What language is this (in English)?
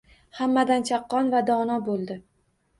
Uzbek